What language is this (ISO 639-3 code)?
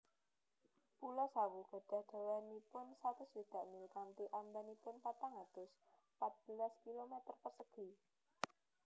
jav